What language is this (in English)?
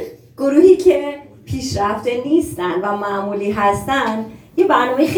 Persian